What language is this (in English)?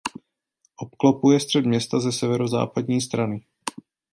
Czech